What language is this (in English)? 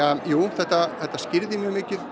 Icelandic